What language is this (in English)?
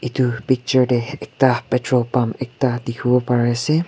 Naga Pidgin